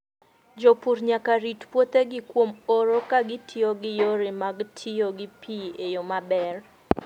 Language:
Luo (Kenya and Tanzania)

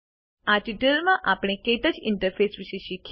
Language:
Gujarati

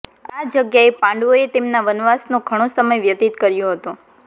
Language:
Gujarati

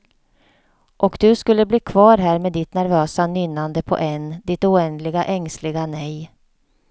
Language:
Swedish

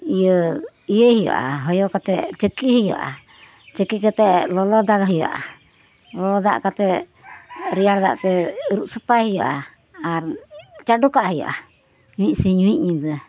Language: Santali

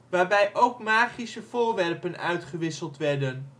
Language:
Dutch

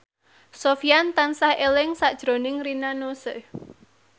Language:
Javanese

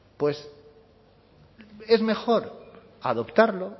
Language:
Spanish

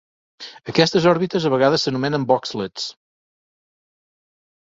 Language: Catalan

